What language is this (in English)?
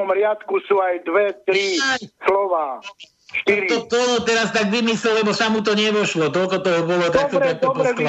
Slovak